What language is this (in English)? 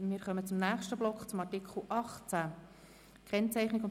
Swiss German